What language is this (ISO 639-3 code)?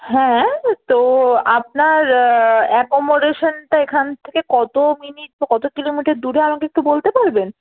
ben